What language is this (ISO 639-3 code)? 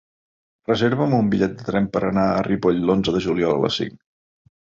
cat